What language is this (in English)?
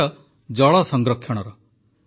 Odia